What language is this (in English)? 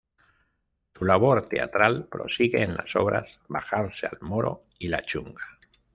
Spanish